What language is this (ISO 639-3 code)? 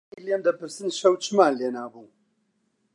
ckb